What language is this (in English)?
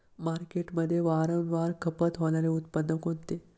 Marathi